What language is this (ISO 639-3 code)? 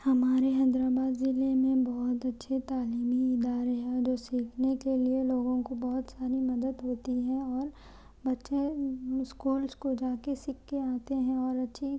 urd